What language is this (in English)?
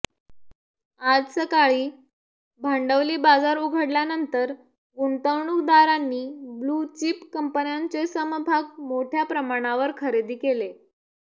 Marathi